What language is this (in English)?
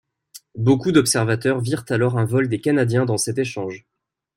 French